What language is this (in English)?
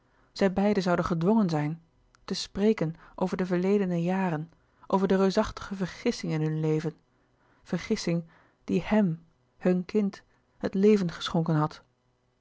Dutch